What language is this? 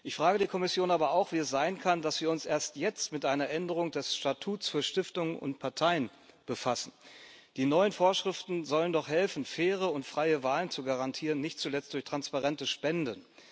German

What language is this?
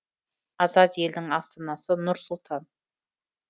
Kazakh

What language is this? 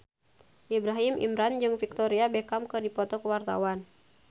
Sundanese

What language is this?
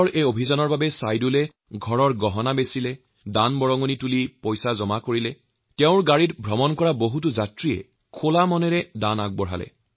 Assamese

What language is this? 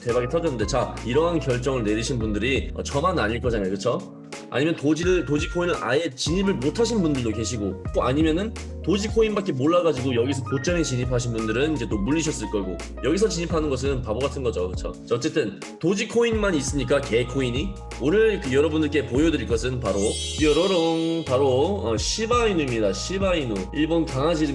Korean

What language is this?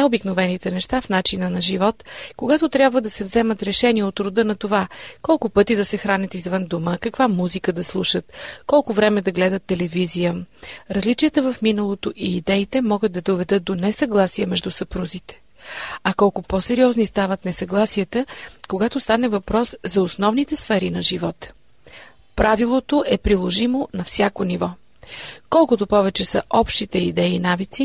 Bulgarian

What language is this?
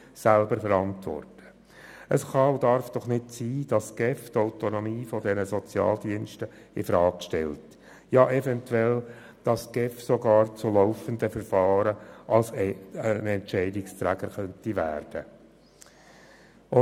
Swiss German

